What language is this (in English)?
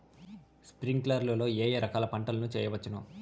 Telugu